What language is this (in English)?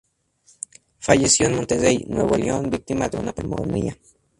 Spanish